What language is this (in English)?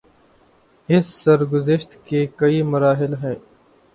Urdu